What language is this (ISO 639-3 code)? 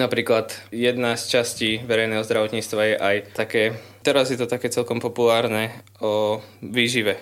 slk